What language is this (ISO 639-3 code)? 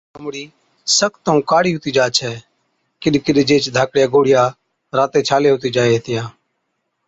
odk